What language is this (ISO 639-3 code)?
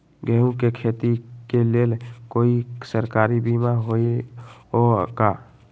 mag